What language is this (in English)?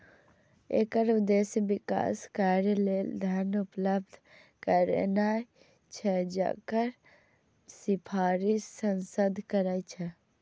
Maithili